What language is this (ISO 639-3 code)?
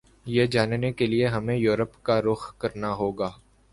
urd